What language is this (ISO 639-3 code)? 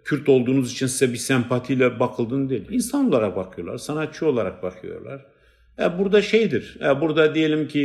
tur